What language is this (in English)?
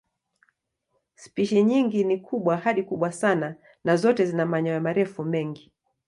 Swahili